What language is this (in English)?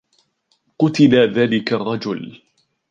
Arabic